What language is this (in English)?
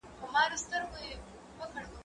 Pashto